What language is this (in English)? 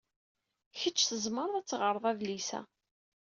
Kabyle